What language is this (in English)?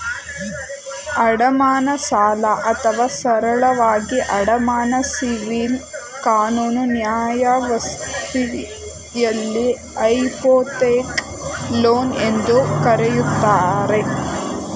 Kannada